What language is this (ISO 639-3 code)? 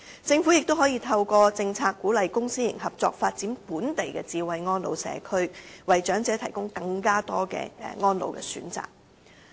yue